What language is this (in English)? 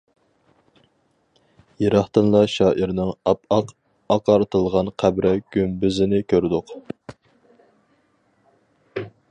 Uyghur